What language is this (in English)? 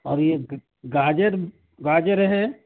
Urdu